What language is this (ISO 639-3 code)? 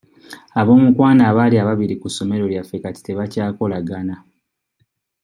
lug